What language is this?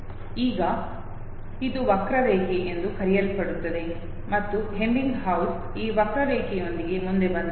Kannada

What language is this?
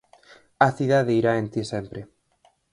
Galician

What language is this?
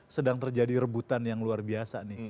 Indonesian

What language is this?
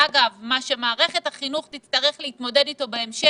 Hebrew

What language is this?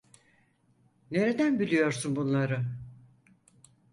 Turkish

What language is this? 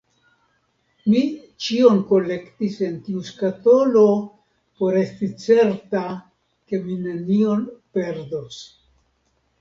Esperanto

